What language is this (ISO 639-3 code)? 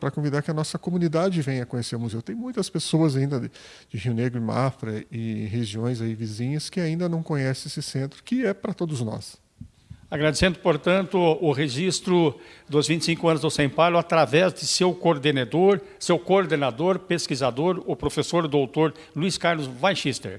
por